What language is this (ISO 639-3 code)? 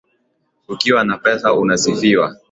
swa